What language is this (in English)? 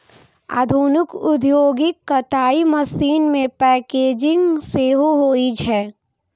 Maithili